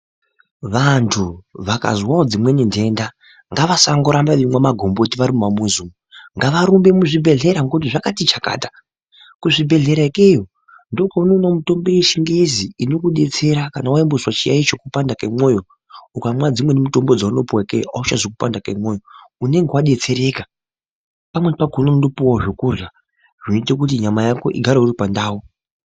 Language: Ndau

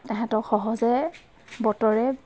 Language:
Assamese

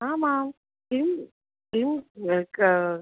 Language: Sanskrit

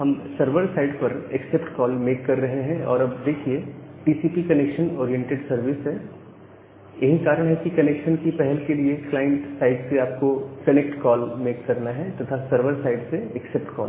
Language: Hindi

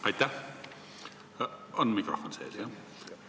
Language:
Estonian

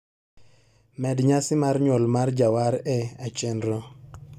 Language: Luo (Kenya and Tanzania)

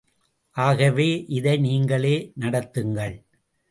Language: Tamil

